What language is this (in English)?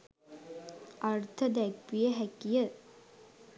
Sinhala